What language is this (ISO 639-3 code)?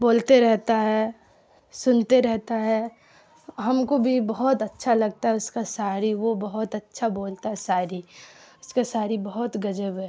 urd